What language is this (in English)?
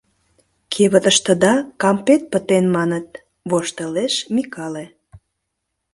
Mari